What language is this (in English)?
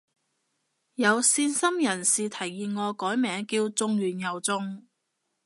Cantonese